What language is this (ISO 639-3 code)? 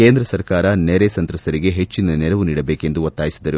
kan